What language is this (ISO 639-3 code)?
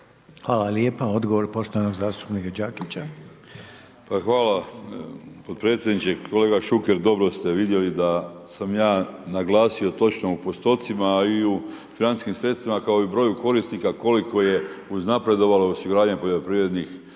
hrv